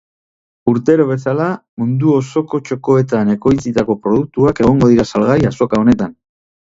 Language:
Basque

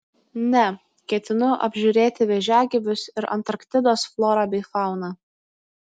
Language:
Lithuanian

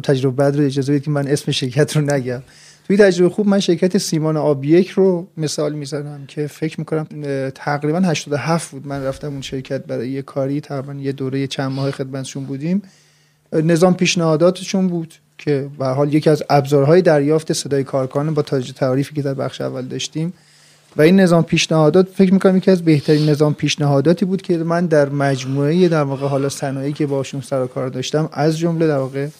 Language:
Persian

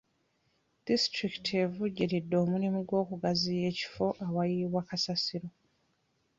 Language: Ganda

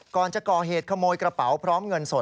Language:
Thai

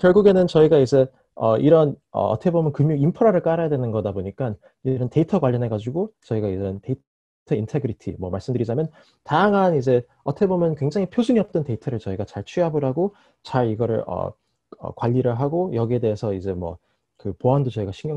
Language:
Korean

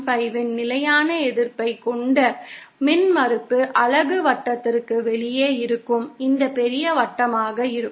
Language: Tamil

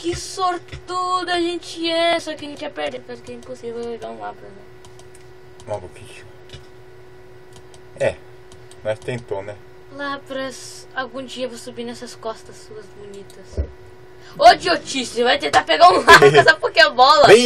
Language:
Portuguese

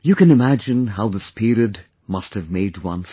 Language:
English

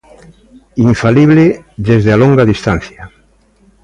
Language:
Galician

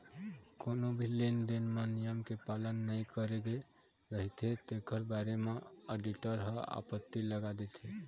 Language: Chhattisgarhi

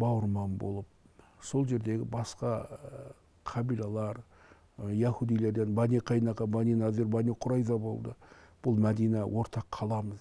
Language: Turkish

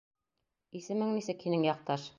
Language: Bashkir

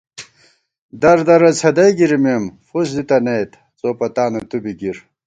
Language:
Gawar-Bati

